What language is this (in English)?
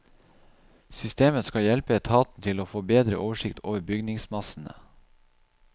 Norwegian